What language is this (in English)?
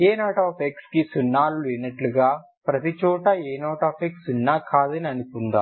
Telugu